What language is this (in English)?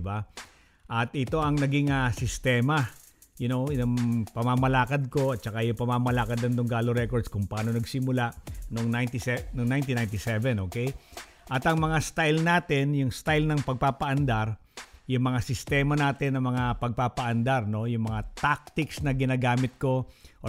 Filipino